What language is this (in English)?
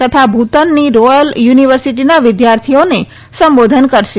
Gujarati